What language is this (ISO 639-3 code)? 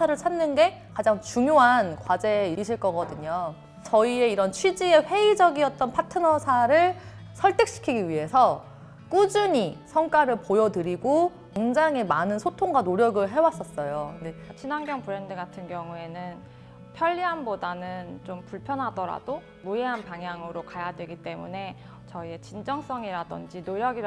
kor